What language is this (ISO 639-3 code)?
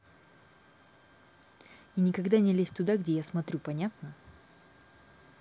rus